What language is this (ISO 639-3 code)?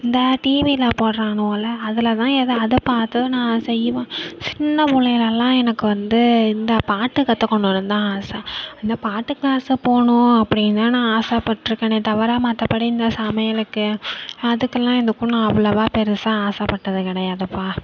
tam